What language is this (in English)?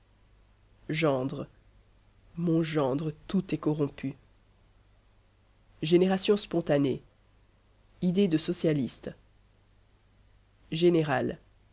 French